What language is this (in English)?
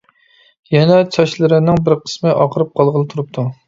Uyghur